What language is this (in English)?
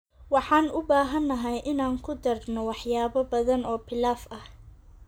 Somali